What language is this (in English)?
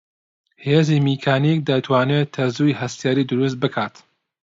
Central Kurdish